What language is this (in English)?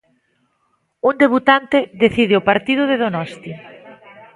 Galician